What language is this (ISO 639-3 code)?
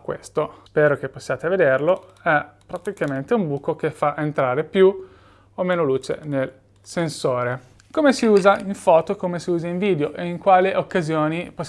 ita